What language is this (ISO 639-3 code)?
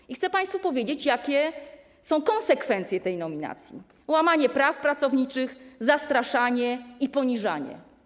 pol